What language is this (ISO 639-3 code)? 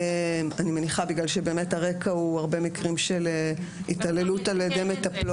heb